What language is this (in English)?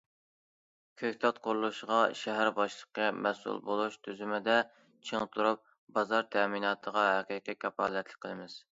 Uyghur